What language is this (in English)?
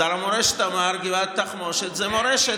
Hebrew